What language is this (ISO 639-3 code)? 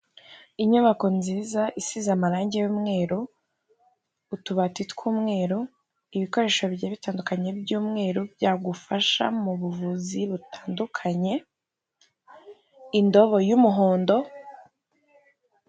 kin